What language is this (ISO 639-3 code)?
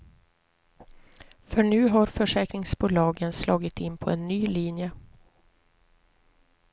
swe